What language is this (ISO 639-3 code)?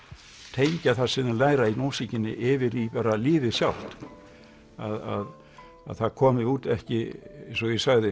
isl